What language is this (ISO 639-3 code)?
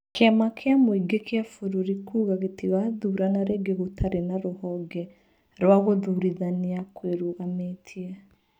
kik